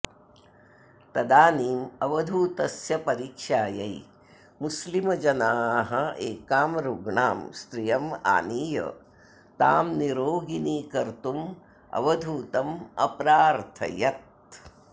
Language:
Sanskrit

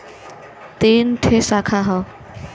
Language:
Bhojpuri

